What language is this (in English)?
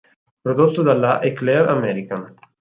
Italian